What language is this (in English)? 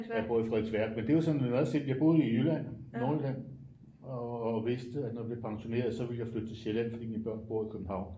Danish